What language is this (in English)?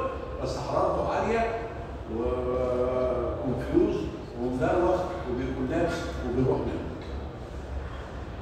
Arabic